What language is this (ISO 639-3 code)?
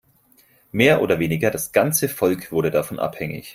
deu